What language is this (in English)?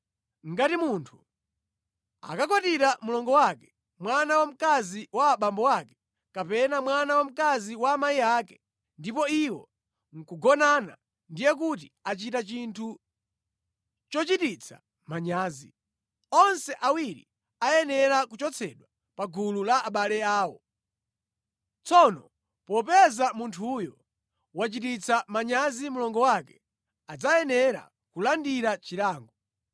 Nyanja